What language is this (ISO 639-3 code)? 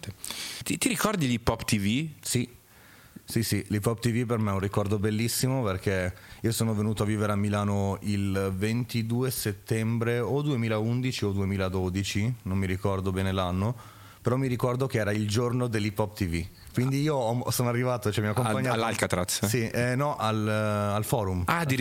ita